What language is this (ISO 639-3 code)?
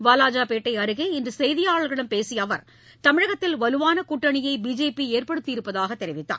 tam